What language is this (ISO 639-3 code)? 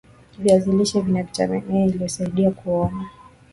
swa